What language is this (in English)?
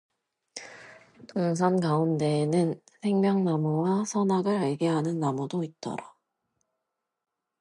Korean